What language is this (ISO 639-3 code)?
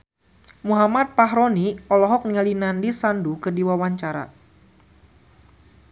sun